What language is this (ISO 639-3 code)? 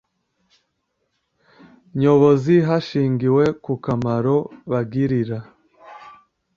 kin